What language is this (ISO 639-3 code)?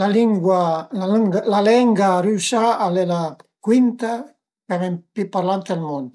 pms